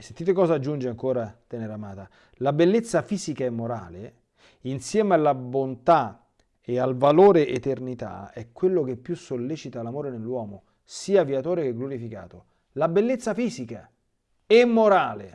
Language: Italian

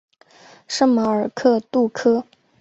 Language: Chinese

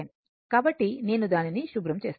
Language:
Telugu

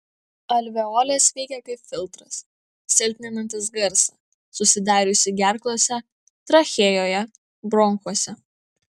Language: Lithuanian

